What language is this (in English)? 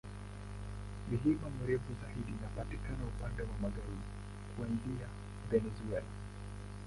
Swahili